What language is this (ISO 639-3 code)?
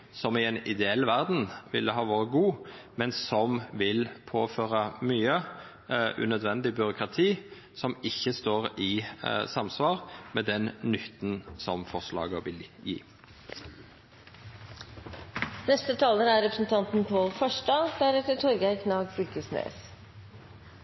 nno